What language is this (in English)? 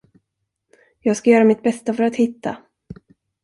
Swedish